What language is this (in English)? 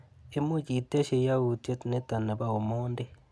Kalenjin